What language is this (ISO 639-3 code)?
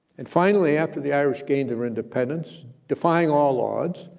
eng